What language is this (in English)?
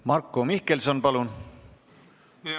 Estonian